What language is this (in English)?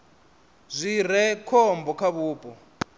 Venda